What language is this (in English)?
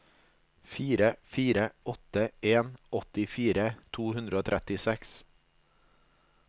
Norwegian